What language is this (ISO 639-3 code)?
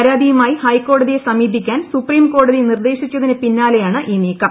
mal